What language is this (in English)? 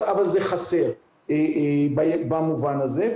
Hebrew